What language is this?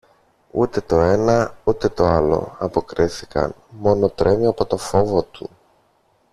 Greek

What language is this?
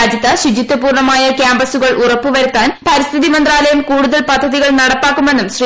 Malayalam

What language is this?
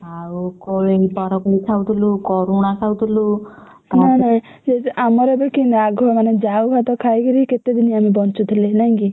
Odia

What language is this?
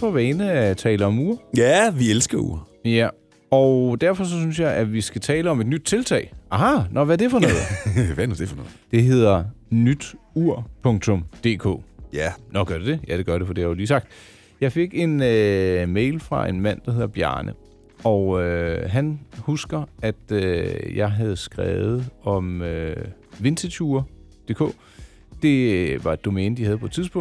Danish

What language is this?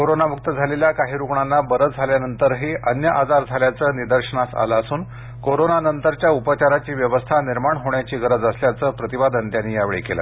Marathi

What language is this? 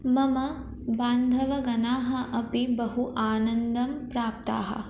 Sanskrit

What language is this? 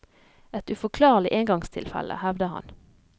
Norwegian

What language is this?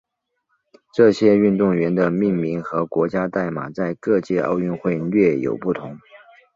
Chinese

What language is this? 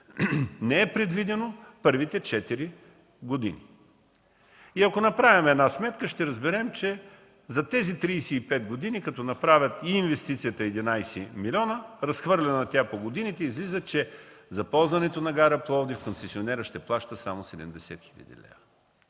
Bulgarian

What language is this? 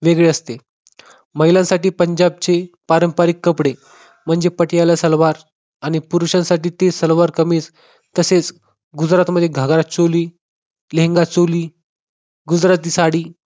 Marathi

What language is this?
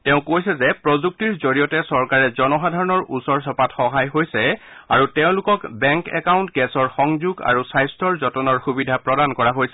Assamese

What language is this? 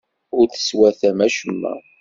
Kabyle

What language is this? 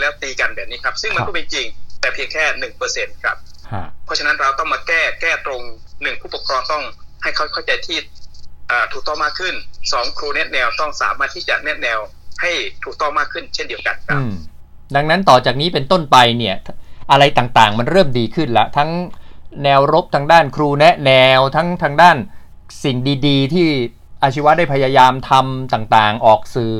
Thai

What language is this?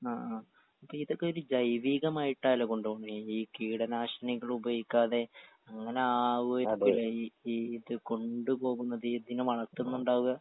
Malayalam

